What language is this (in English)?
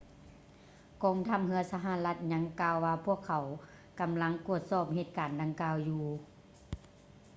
Lao